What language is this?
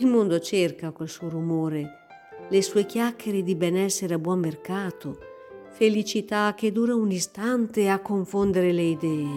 Italian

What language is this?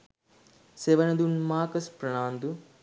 Sinhala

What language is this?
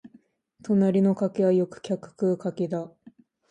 Japanese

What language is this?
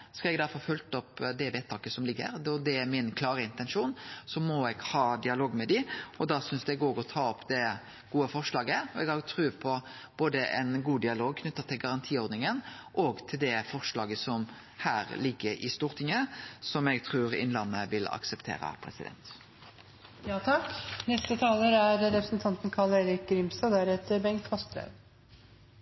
Norwegian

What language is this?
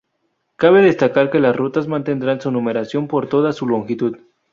Spanish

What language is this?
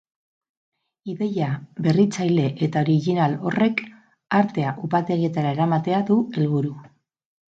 Basque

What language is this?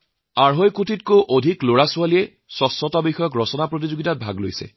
Assamese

